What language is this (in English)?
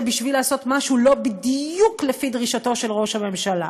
Hebrew